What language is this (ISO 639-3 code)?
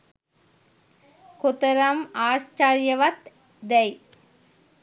sin